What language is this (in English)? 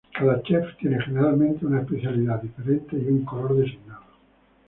Spanish